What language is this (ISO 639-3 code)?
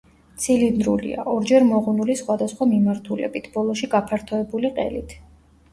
kat